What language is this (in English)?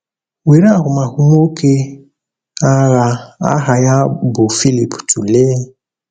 Igbo